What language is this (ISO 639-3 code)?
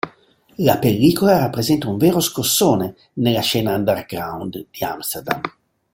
ita